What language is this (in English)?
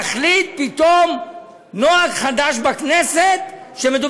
Hebrew